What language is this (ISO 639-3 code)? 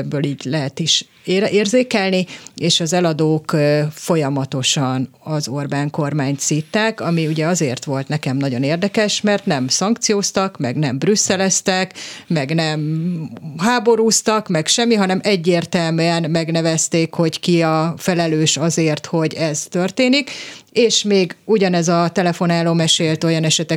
hun